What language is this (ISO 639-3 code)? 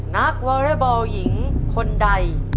tha